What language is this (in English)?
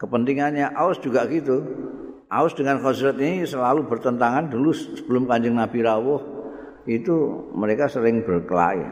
Indonesian